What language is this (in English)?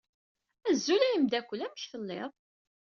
Kabyle